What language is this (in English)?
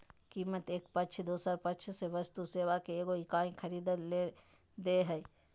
Magahi